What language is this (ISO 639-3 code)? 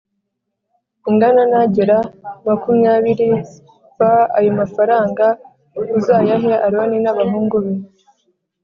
kin